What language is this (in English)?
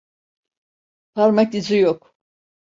Turkish